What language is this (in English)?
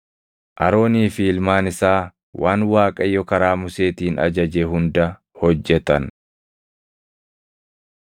Oromo